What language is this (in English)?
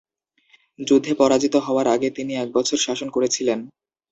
Bangla